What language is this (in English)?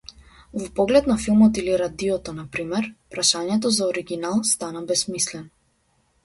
Macedonian